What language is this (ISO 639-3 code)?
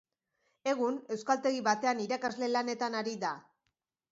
eus